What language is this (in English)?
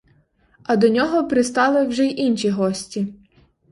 Ukrainian